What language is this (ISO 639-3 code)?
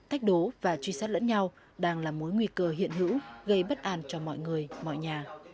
vie